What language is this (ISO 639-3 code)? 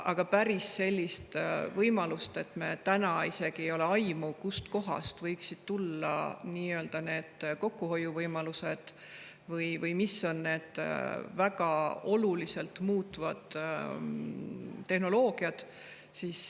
est